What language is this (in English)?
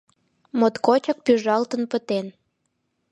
Mari